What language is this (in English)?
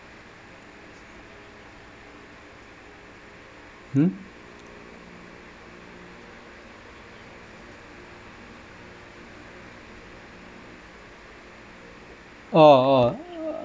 English